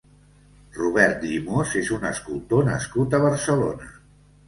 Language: Catalan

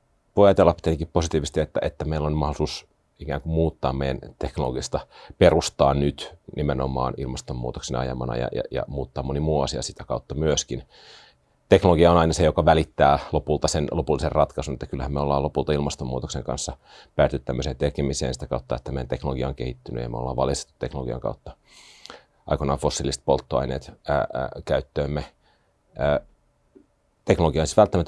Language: Finnish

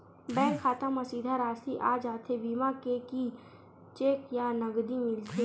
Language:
Chhattisgarhi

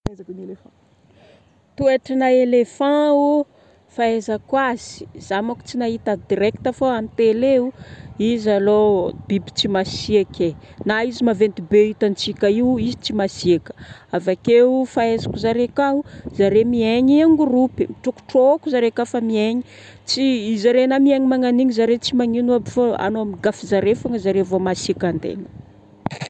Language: Northern Betsimisaraka Malagasy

